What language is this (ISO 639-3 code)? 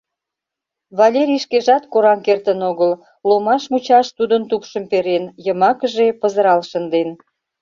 chm